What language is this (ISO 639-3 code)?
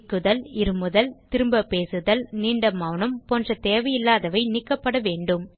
tam